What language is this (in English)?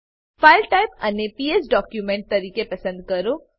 Gujarati